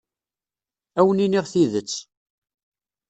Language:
Kabyle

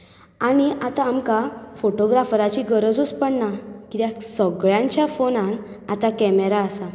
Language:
Konkani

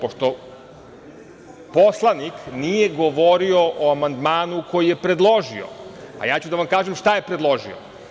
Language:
Serbian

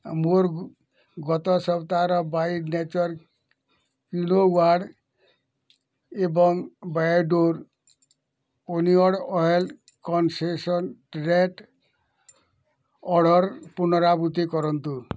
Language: Odia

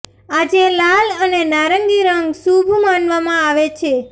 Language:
Gujarati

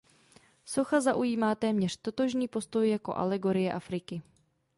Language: Czech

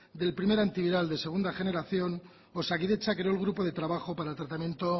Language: Spanish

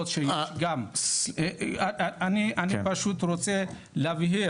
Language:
Hebrew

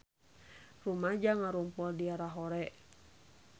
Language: Sundanese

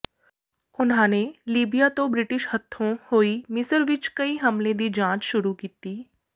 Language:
Punjabi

